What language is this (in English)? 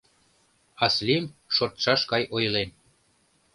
Mari